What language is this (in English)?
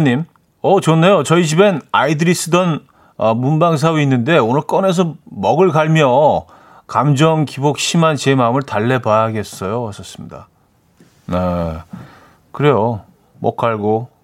Korean